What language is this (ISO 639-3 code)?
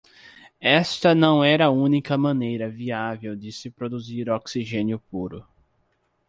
por